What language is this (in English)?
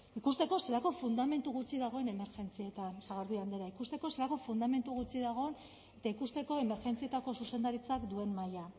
Basque